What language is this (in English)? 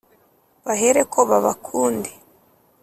Kinyarwanda